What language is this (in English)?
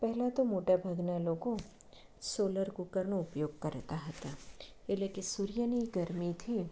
Gujarati